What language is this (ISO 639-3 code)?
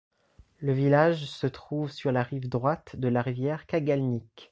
fra